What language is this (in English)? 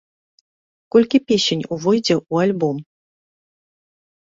Belarusian